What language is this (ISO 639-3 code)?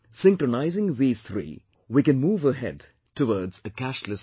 eng